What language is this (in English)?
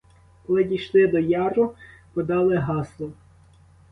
Ukrainian